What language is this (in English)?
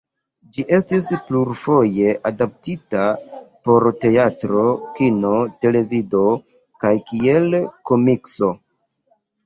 Esperanto